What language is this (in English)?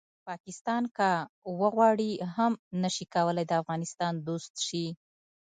Pashto